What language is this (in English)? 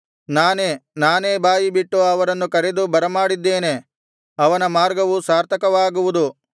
Kannada